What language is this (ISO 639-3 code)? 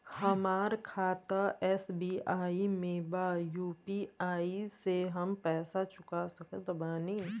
bho